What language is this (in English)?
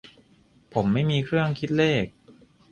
Thai